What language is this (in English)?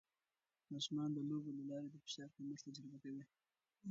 Pashto